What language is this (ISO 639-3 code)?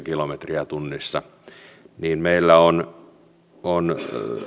fin